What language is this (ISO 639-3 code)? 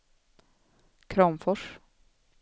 swe